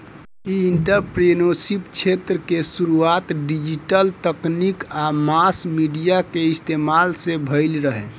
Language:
Bhojpuri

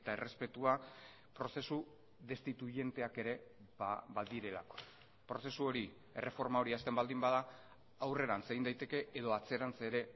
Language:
Basque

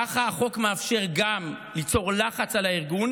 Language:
Hebrew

